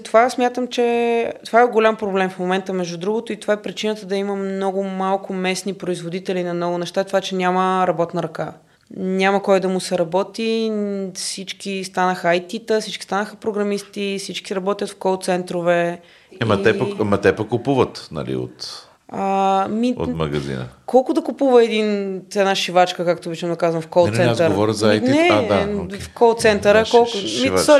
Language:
Bulgarian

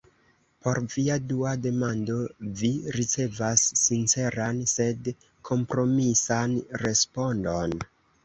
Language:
Esperanto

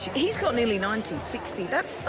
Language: English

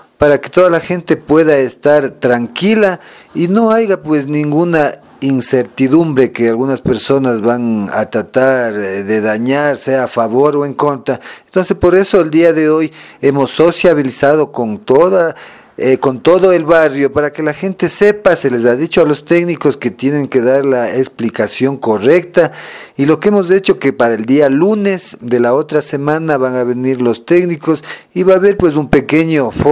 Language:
Spanish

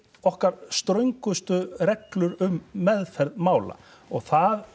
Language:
Icelandic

